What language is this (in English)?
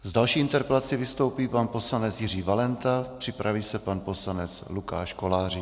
Czech